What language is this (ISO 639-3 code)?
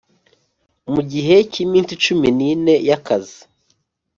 kin